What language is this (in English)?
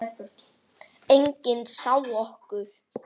Icelandic